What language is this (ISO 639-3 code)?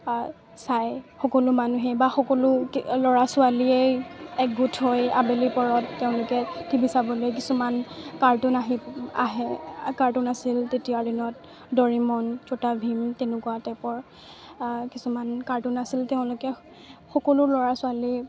asm